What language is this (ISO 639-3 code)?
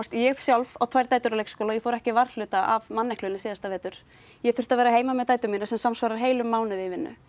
isl